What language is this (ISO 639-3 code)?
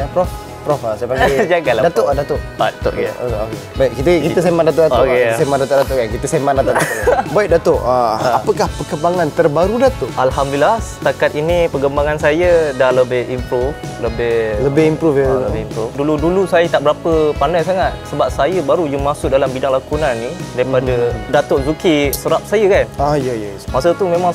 msa